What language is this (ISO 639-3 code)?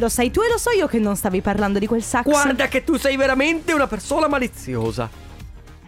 ita